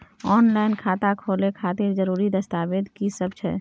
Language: Maithili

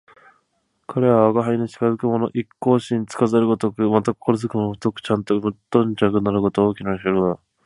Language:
Japanese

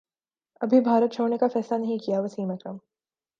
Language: Urdu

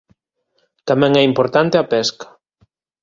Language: Galician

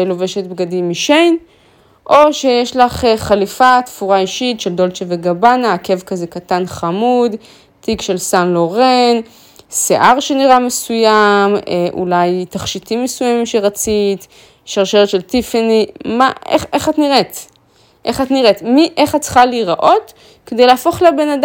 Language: Hebrew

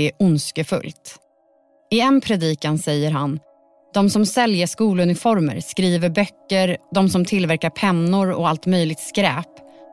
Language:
Swedish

